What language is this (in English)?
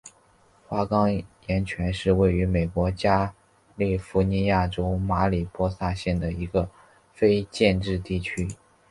Chinese